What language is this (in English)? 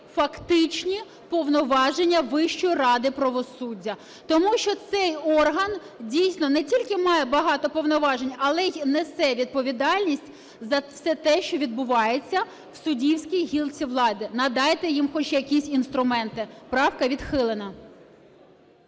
Ukrainian